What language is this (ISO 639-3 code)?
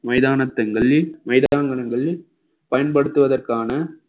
tam